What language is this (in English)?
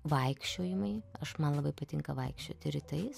Lithuanian